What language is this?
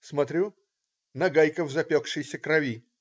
Russian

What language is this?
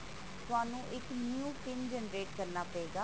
Punjabi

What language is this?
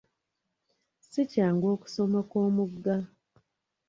Ganda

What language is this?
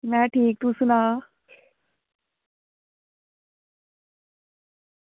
Dogri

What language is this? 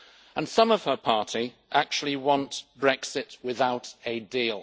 English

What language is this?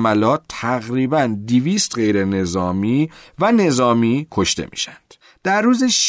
Persian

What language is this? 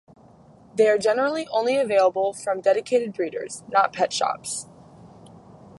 English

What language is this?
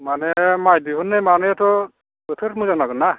Bodo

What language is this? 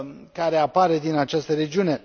Romanian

